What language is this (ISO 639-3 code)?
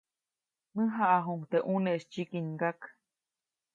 zoc